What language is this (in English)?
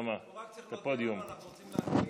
Hebrew